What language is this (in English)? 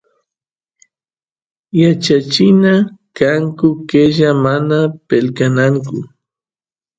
Santiago del Estero Quichua